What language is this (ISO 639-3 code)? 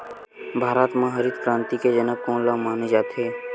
hne